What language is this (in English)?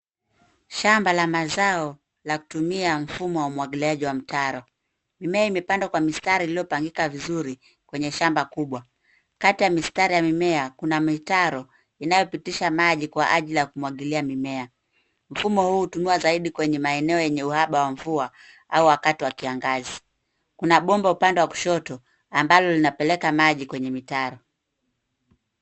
Swahili